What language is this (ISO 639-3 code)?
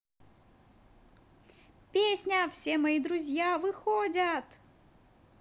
rus